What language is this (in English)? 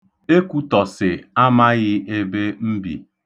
Igbo